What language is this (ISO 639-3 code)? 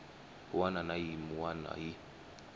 tso